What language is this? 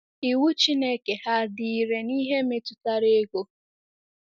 Igbo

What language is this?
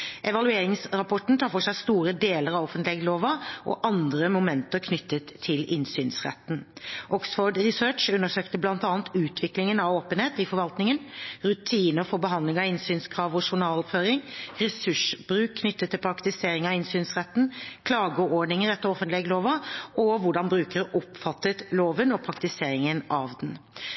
Norwegian Bokmål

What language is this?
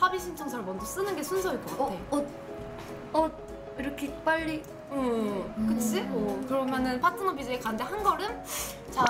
Korean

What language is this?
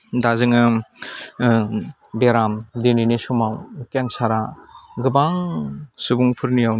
Bodo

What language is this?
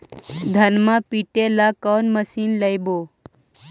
Magahi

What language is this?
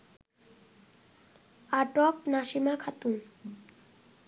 Bangla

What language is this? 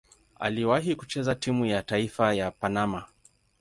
Swahili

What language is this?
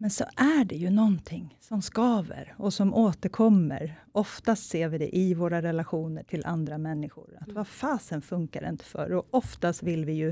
Swedish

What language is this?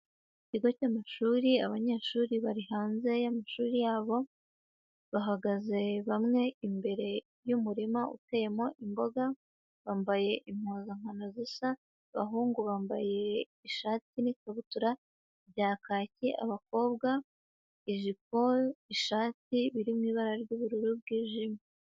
Kinyarwanda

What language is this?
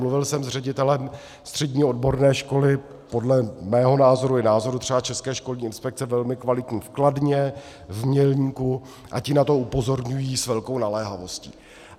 Czech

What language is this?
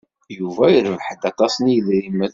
Kabyle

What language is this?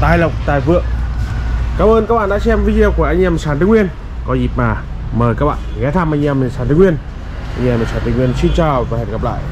Vietnamese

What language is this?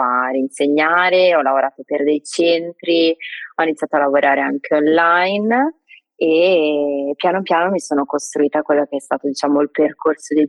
Italian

